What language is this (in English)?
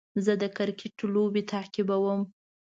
Pashto